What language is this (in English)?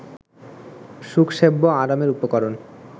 Bangla